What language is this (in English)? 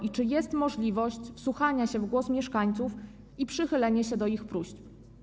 Polish